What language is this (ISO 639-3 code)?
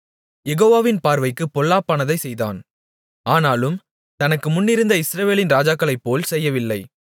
tam